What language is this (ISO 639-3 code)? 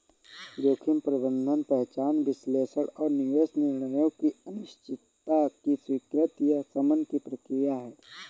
hin